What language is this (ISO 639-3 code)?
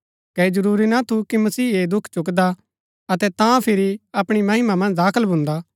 gbk